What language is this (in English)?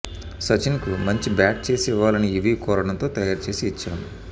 Telugu